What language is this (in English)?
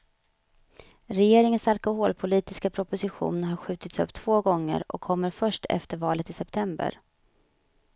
Swedish